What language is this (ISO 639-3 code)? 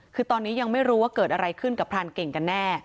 tha